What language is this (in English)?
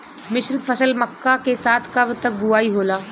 Bhojpuri